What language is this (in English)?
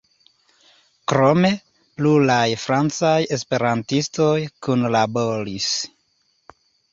Esperanto